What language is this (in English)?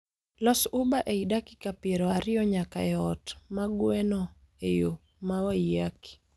Luo (Kenya and Tanzania)